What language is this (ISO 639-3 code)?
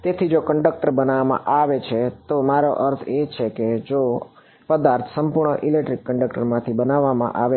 guj